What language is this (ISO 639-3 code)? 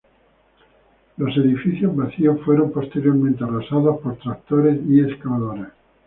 spa